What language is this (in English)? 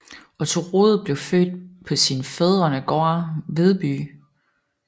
Danish